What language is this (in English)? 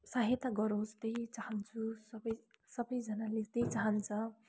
Nepali